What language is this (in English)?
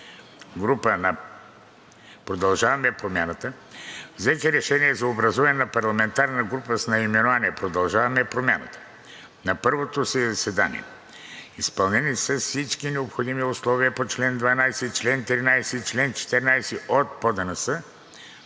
Bulgarian